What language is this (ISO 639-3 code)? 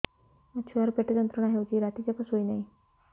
ori